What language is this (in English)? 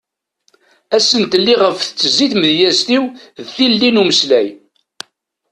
Kabyle